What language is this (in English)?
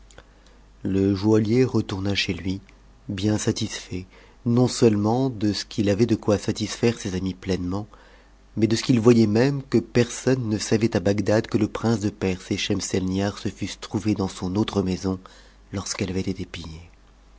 French